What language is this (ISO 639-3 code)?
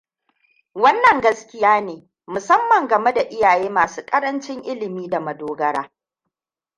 hau